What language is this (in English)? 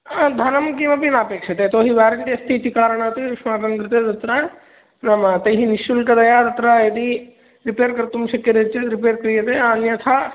Sanskrit